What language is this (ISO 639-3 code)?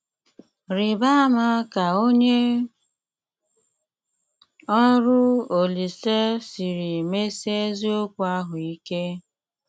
ibo